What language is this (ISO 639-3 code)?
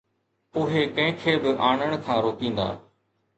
snd